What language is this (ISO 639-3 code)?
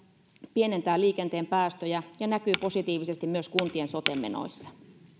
fin